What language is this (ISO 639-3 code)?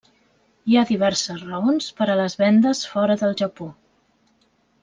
cat